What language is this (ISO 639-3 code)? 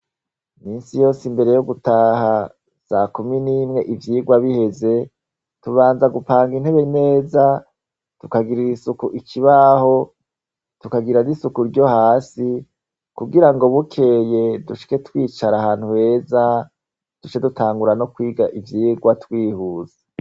run